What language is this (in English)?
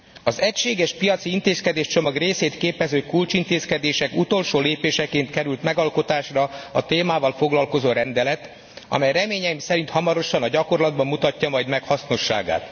Hungarian